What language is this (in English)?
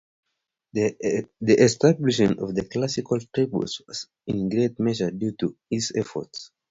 English